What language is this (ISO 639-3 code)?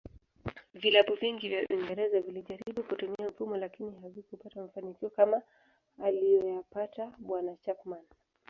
swa